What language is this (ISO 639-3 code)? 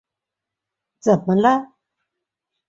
zho